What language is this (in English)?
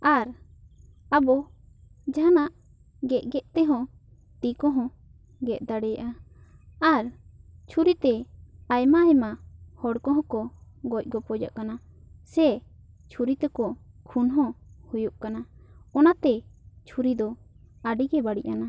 Santali